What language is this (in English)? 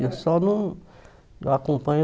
Portuguese